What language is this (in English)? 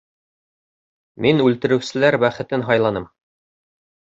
Bashkir